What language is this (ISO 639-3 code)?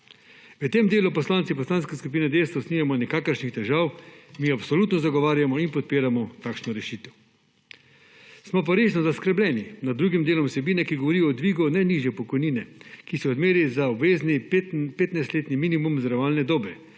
slv